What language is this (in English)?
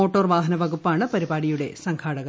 Malayalam